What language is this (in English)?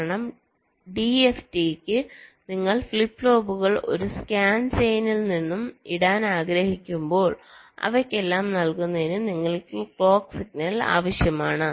Malayalam